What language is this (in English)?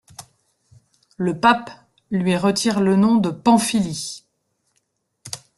French